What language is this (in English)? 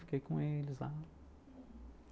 Portuguese